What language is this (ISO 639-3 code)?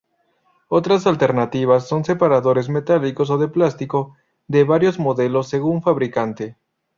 spa